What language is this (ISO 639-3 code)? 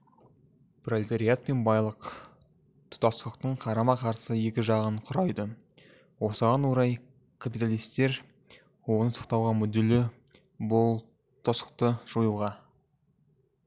kaz